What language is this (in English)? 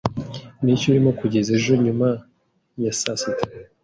Kinyarwanda